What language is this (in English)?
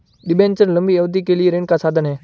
Hindi